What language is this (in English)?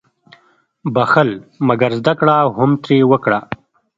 Pashto